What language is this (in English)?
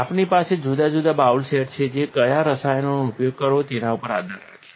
Gujarati